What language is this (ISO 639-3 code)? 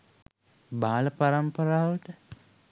sin